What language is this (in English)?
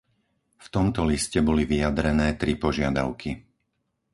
Slovak